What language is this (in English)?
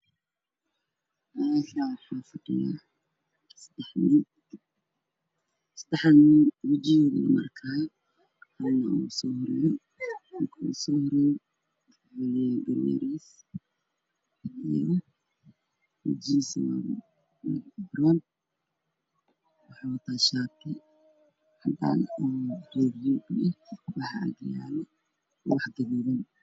Somali